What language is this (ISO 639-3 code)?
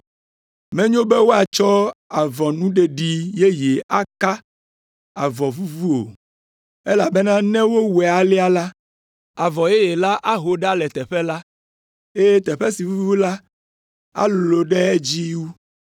ewe